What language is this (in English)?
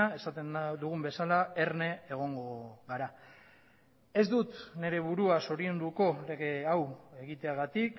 Basque